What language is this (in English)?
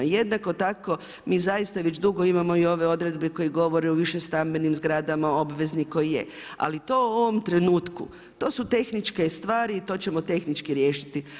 Croatian